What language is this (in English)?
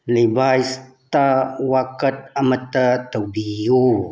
Manipuri